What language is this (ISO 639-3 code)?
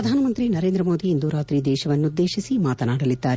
kan